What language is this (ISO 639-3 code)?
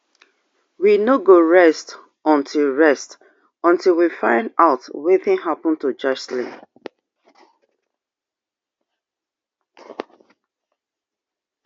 pcm